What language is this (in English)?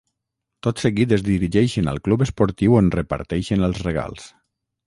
Catalan